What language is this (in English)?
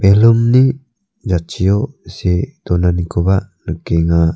Garo